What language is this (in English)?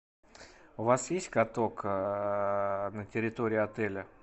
Russian